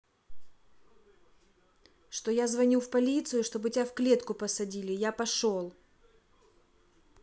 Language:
Russian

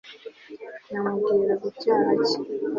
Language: Kinyarwanda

